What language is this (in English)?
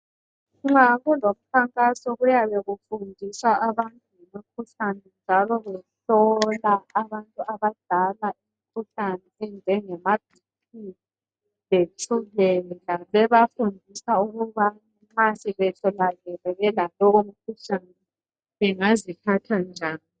North Ndebele